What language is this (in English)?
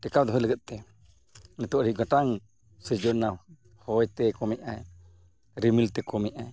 Santali